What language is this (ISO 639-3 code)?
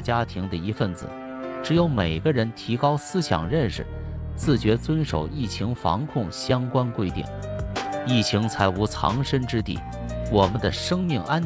zho